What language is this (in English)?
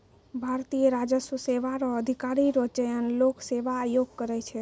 Maithili